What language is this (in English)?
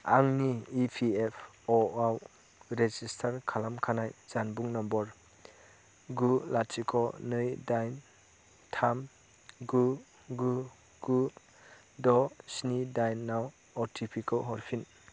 Bodo